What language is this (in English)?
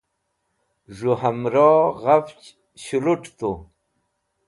Wakhi